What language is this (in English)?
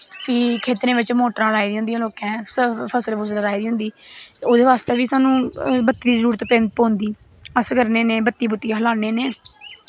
Dogri